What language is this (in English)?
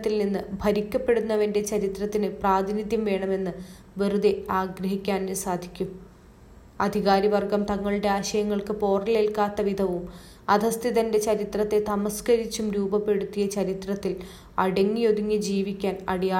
Malayalam